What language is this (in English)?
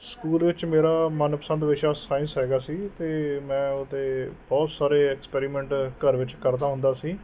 Punjabi